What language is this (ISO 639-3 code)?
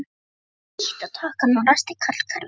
isl